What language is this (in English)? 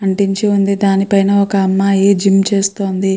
Telugu